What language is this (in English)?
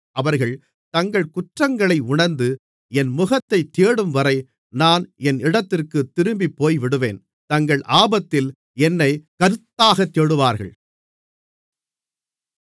Tamil